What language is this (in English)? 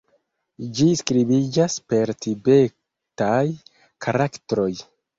Esperanto